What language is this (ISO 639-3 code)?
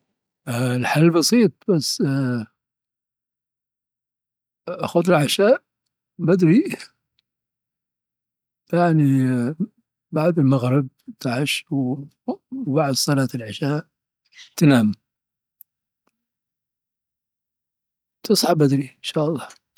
adf